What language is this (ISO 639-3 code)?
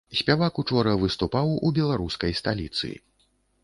bel